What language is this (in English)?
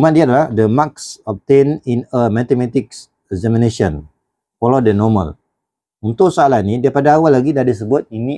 Malay